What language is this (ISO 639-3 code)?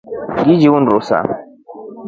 rof